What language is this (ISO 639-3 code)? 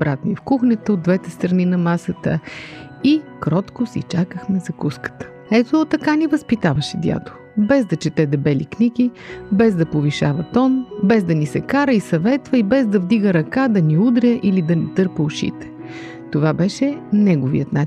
bul